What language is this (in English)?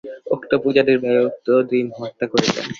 Bangla